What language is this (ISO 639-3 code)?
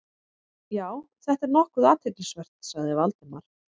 isl